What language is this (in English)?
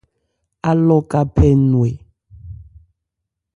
Ebrié